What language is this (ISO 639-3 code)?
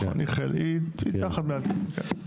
heb